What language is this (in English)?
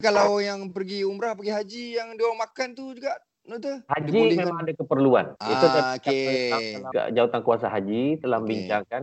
Malay